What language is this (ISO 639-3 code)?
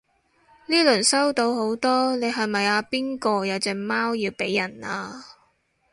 yue